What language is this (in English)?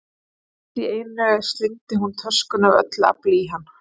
Icelandic